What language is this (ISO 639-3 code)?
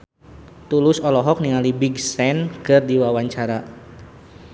sun